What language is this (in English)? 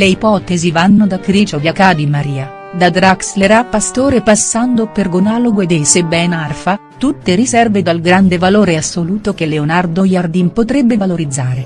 Italian